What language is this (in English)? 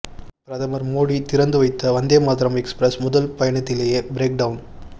Tamil